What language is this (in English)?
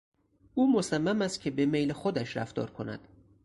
Persian